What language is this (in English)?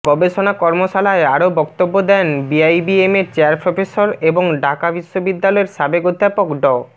Bangla